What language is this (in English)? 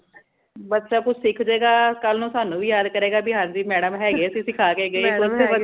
Punjabi